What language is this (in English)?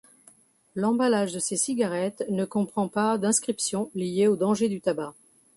French